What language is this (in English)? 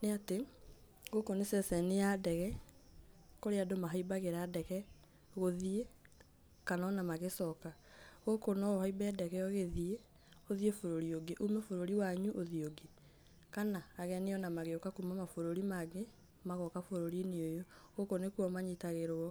Kikuyu